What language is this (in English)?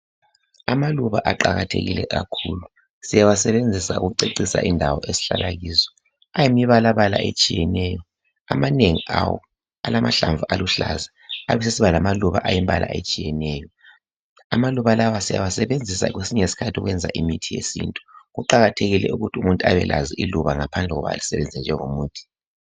North Ndebele